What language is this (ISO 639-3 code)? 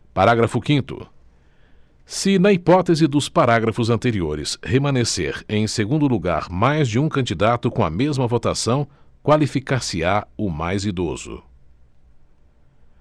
por